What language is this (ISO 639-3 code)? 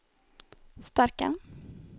swe